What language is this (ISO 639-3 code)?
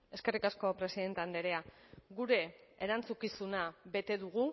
eus